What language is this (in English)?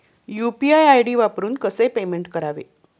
Marathi